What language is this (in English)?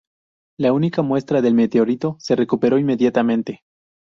Spanish